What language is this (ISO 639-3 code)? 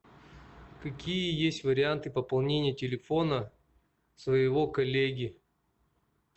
rus